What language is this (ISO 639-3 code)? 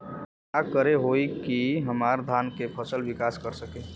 bho